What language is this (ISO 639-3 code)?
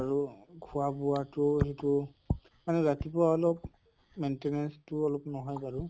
asm